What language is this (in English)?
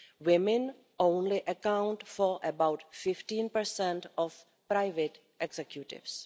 English